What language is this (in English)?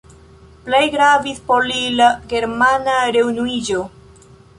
Esperanto